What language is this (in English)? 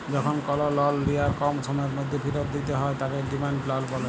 Bangla